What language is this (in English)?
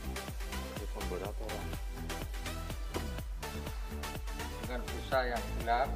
Indonesian